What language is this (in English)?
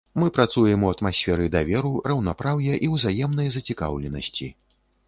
Belarusian